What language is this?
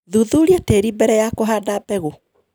Kikuyu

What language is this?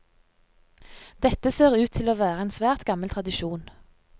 Norwegian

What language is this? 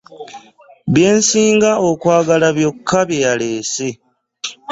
Ganda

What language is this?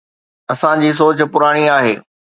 Sindhi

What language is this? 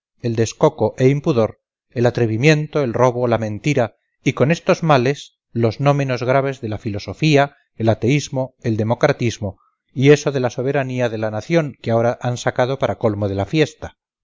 Spanish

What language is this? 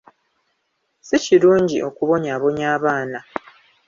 Ganda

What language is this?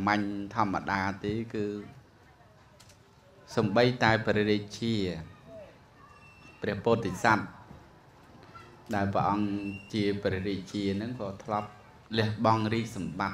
Vietnamese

